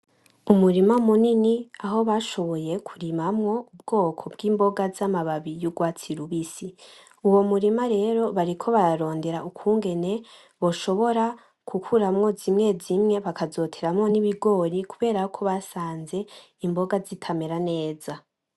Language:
Rundi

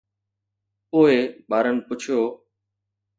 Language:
Sindhi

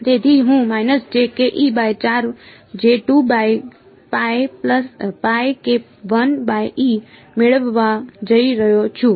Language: Gujarati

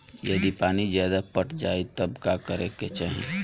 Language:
Bhojpuri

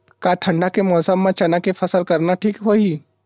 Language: Chhattisgarhi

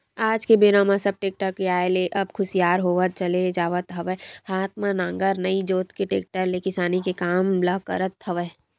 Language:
Chhattisgarhi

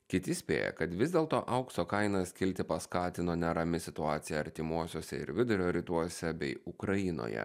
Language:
Lithuanian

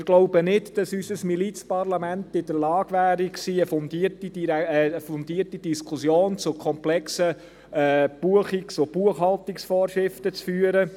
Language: Swiss German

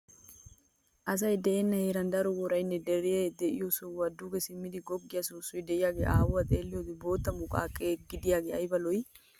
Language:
Wolaytta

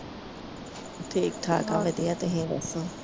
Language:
Punjabi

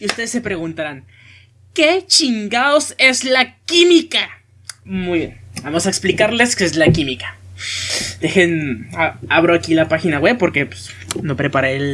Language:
Spanish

